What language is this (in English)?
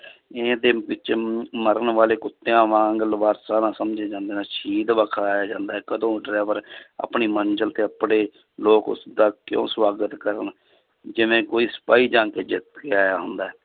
Punjabi